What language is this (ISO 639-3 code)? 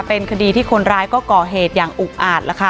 tha